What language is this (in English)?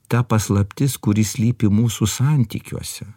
Lithuanian